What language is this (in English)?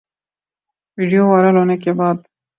Urdu